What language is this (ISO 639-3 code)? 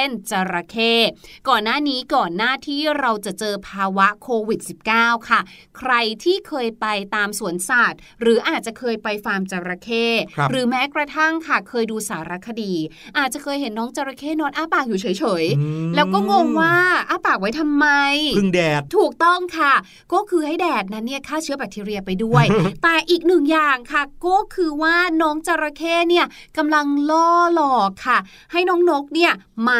tha